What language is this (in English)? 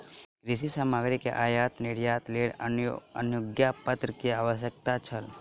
Maithili